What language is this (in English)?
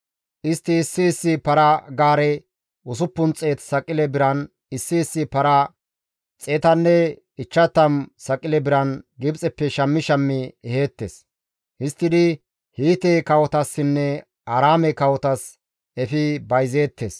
Gamo